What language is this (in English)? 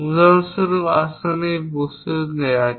Bangla